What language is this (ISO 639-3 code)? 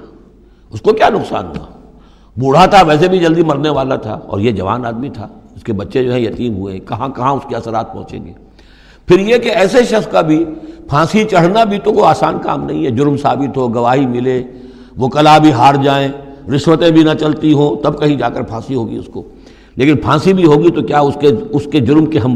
urd